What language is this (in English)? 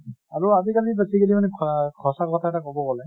Assamese